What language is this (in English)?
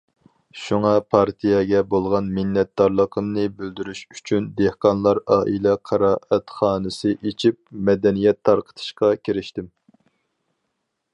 Uyghur